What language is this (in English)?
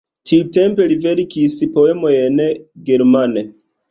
Esperanto